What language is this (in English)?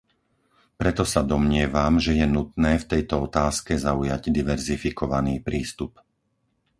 Slovak